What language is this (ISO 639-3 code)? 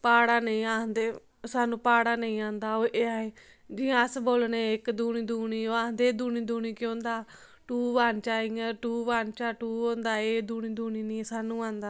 doi